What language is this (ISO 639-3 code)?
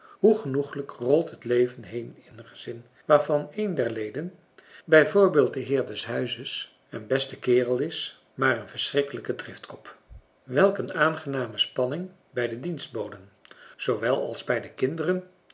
nld